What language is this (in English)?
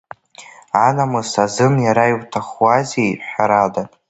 Abkhazian